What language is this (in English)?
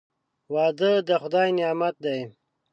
Pashto